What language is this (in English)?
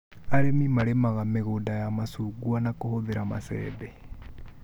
Kikuyu